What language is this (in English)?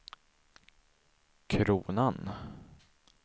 Swedish